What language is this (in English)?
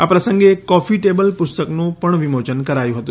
Gujarati